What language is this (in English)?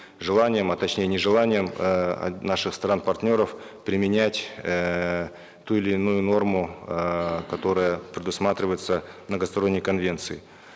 Kazakh